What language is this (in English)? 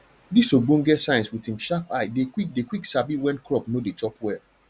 Nigerian Pidgin